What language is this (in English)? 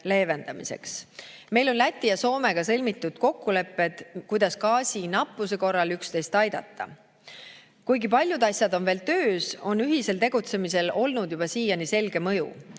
Estonian